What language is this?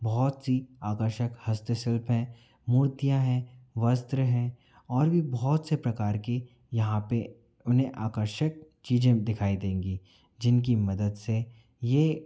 Hindi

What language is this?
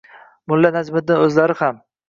Uzbek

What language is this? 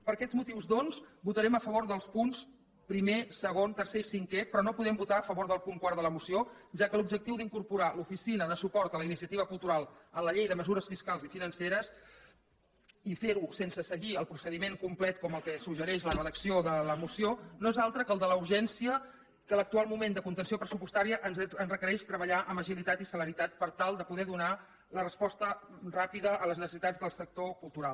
Catalan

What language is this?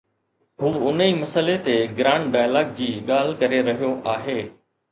Sindhi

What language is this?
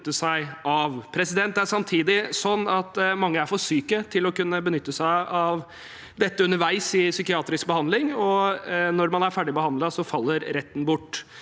Norwegian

